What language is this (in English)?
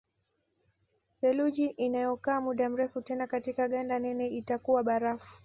Swahili